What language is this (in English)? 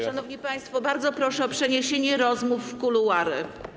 Polish